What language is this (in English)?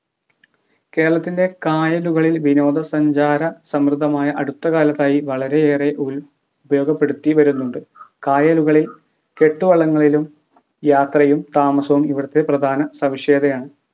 Malayalam